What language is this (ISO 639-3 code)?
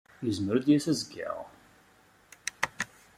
kab